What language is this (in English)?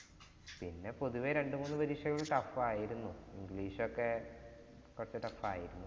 Malayalam